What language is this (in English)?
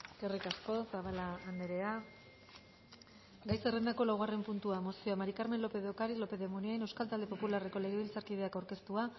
Basque